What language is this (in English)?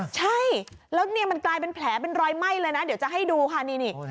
Thai